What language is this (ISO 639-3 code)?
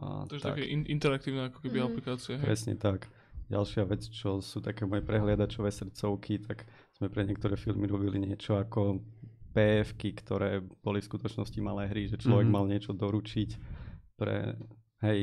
slk